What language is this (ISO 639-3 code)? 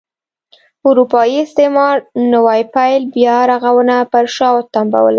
pus